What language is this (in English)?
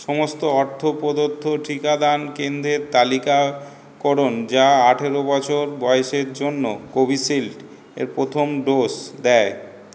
Bangla